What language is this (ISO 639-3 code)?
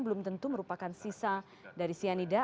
ind